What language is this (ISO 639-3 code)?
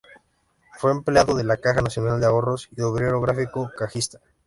spa